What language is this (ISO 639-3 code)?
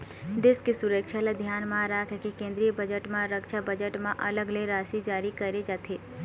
hne